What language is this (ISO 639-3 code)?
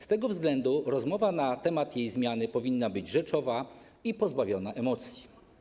pol